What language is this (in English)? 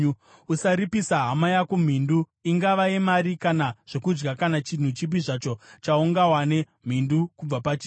Shona